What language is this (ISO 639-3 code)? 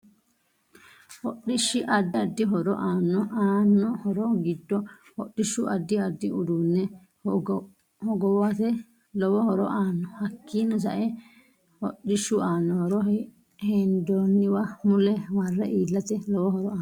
sid